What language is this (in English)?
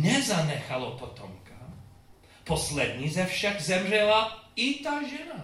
Czech